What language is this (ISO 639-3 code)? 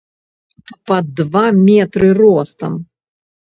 bel